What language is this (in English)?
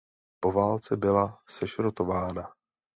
Czech